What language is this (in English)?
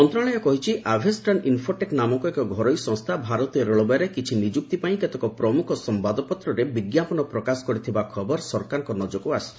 Odia